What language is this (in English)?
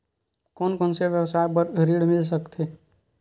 Chhattisgarhi